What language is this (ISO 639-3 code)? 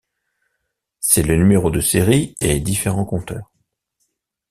fra